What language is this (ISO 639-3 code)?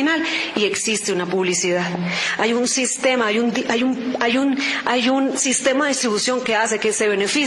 spa